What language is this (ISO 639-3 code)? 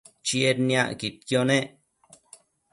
mcf